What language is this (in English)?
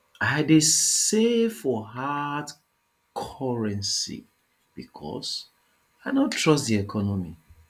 Nigerian Pidgin